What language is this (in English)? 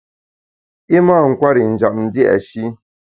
Bamun